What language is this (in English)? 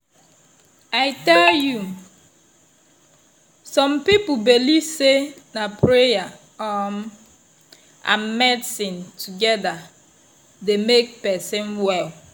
Nigerian Pidgin